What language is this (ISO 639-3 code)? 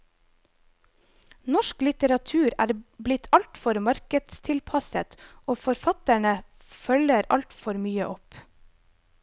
nor